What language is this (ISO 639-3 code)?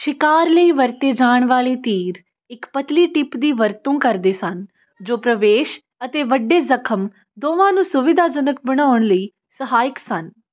pan